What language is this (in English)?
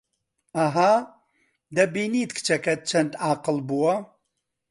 Central Kurdish